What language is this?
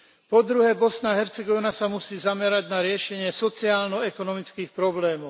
Slovak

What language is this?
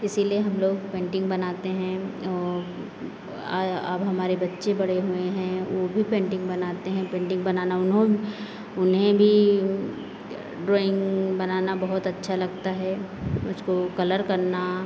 Hindi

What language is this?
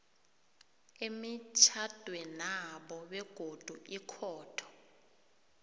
South Ndebele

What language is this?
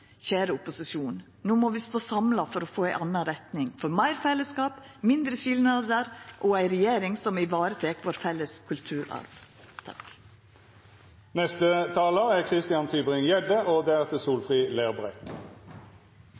Norwegian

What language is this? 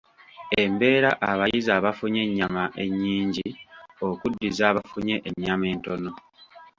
Ganda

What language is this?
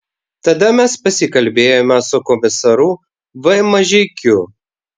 Lithuanian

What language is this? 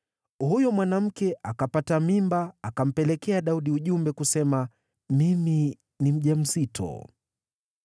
Swahili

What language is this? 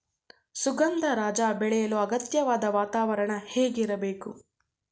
Kannada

